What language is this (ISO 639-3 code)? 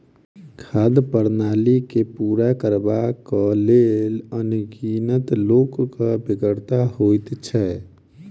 mai